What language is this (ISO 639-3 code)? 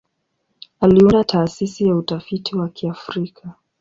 swa